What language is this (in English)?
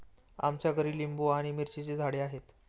Marathi